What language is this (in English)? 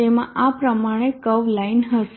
Gujarati